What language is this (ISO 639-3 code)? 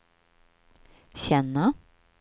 swe